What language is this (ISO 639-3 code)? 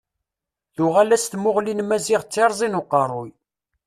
kab